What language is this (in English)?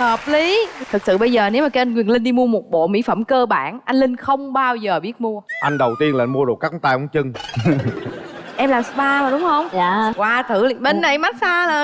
Vietnamese